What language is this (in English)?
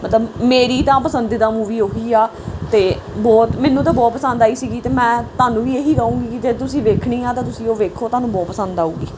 Punjabi